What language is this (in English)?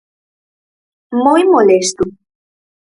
Galician